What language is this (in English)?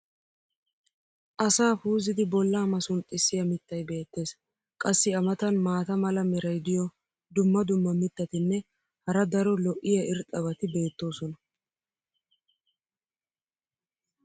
Wolaytta